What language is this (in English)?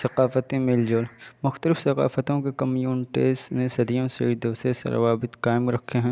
Urdu